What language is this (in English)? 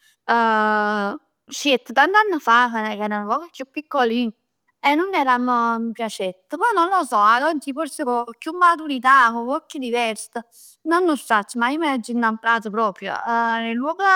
Neapolitan